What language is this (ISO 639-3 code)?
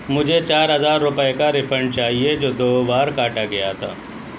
urd